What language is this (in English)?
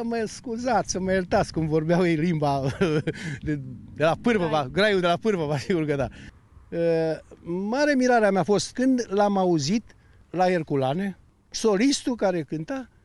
Romanian